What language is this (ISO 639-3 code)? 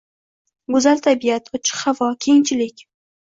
uzb